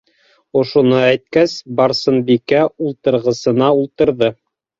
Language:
Bashkir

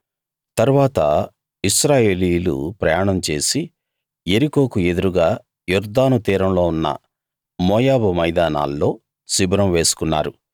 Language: Telugu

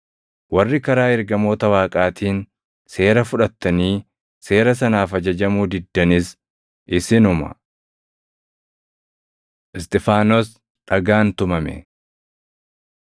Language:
Oromo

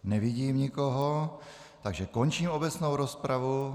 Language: Czech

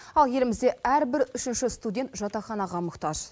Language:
Kazakh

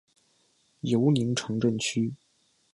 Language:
Chinese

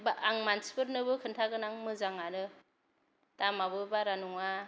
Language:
Bodo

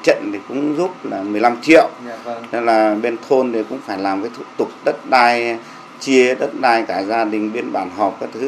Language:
Vietnamese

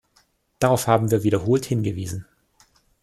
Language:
German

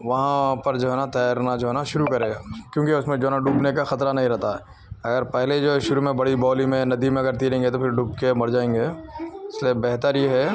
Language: Urdu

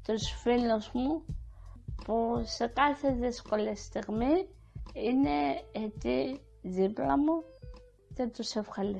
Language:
Greek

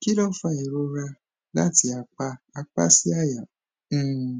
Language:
Yoruba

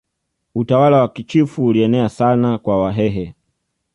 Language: Swahili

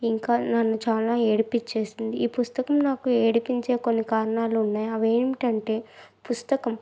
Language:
Telugu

